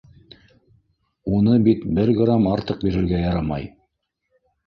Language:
Bashkir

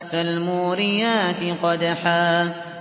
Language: Arabic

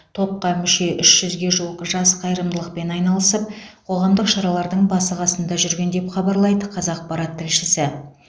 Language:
Kazakh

